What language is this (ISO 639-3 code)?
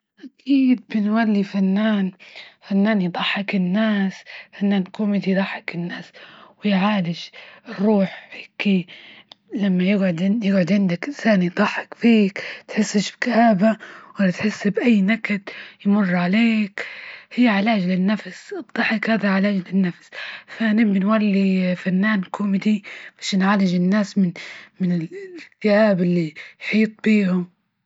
ayl